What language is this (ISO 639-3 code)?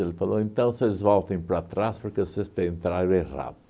por